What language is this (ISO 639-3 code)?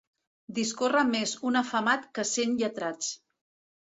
cat